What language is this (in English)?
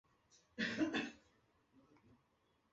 Chinese